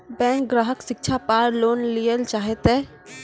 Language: Maithili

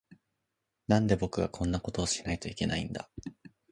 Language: Japanese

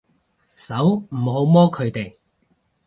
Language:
Cantonese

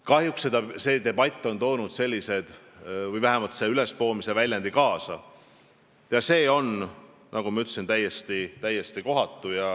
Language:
Estonian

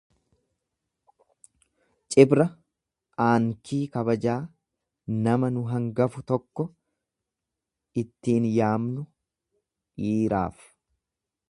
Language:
Oromo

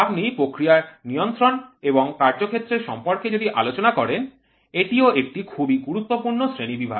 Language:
Bangla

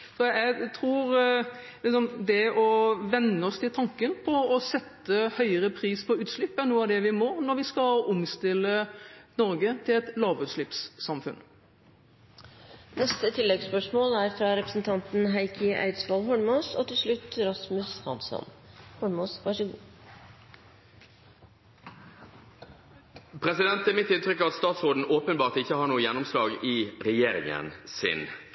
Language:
Norwegian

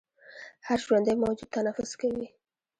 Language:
Pashto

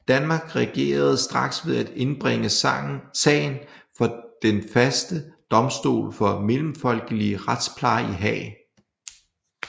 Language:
Danish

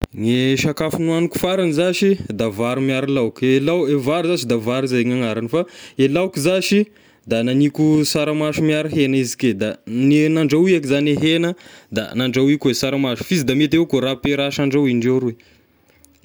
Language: Tesaka Malagasy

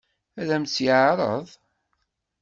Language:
Kabyle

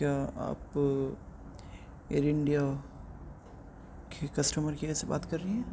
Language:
Urdu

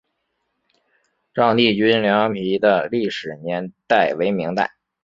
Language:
Chinese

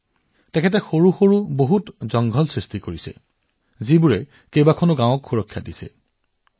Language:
Assamese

